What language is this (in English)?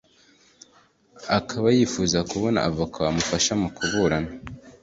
Kinyarwanda